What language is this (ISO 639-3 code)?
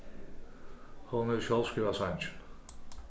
fao